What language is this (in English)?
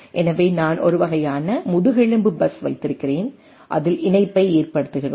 Tamil